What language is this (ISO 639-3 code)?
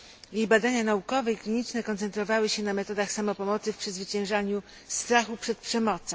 pol